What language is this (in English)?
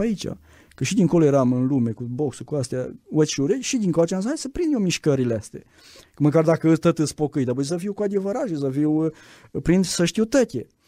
Romanian